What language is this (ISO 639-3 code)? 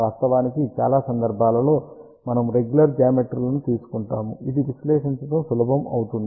tel